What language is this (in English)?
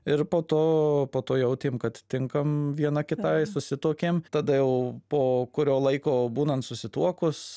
Lithuanian